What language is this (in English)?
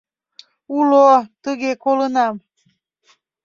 Mari